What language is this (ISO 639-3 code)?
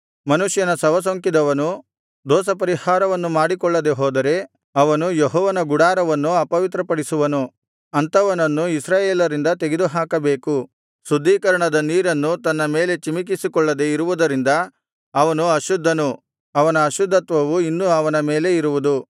kan